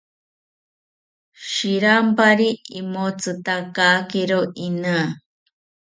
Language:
South Ucayali Ashéninka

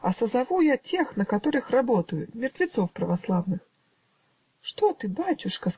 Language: Russian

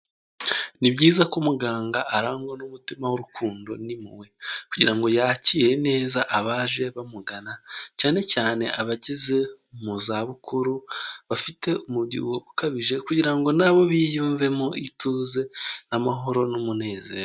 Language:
Kinyarwanda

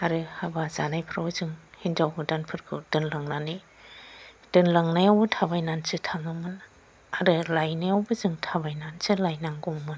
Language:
Bodo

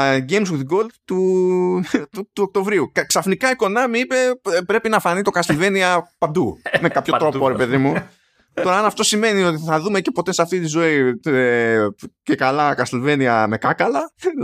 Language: Greek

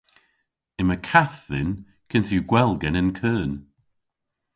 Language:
Cornish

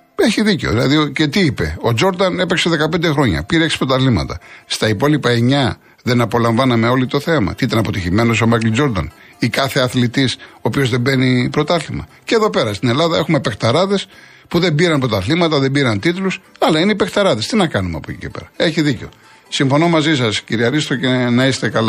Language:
Greek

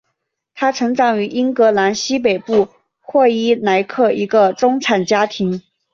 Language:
Chinese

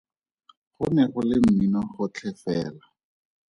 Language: Tswana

